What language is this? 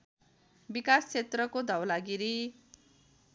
Nepali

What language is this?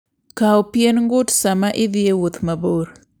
Luo (Kenya and Tanzania)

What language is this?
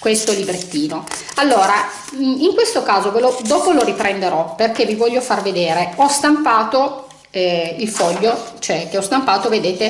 Italian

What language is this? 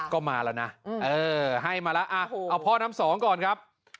Thai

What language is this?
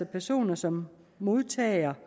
Danish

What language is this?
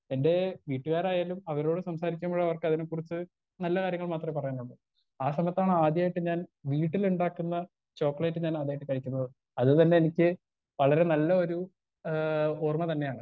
Malayalam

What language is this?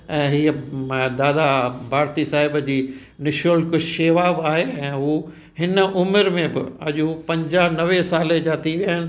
Sindhi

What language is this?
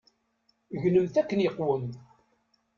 Kabyle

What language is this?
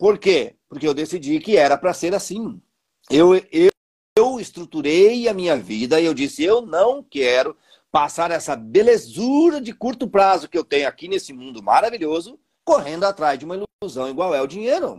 Portuguese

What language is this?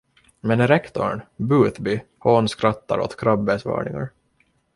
Swedish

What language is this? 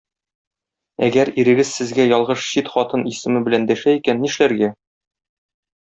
Tatar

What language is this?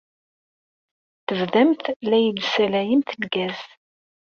Kabyle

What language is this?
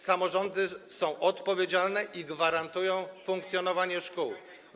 Polish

